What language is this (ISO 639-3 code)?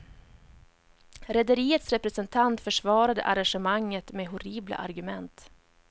swe